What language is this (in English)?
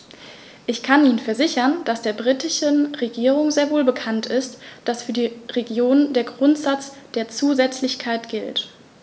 German